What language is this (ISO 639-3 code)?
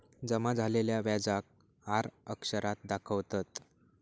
mar